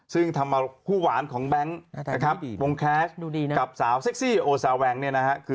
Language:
Thai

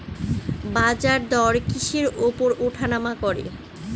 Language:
Bangla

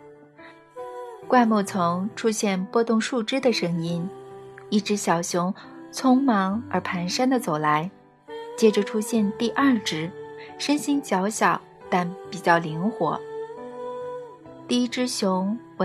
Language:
Chinese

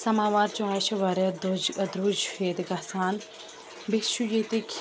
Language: Kashmiri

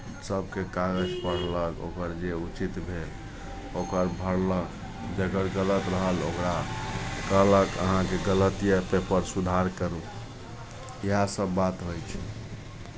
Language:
Maithili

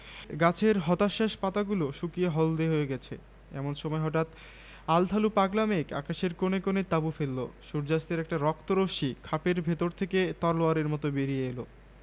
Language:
Bangla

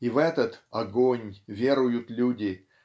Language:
Russian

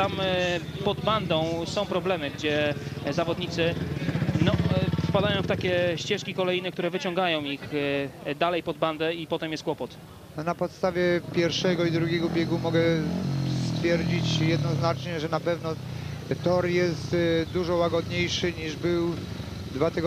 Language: Polish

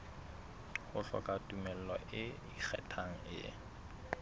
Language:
Southern Sotho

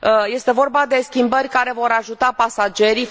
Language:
Romanian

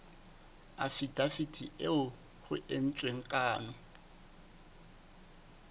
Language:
Southern Sotho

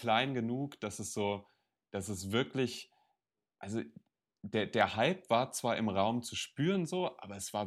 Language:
German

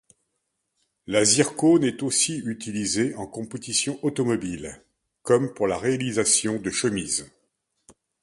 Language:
French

